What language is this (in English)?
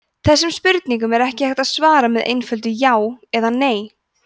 Icelandic